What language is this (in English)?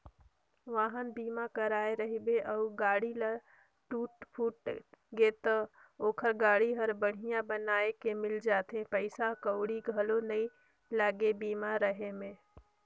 Chhattisgarhi